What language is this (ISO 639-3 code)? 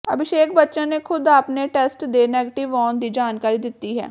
pan